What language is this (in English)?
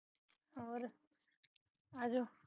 Punjabi